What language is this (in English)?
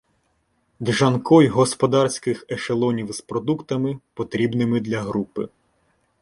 Ukrainian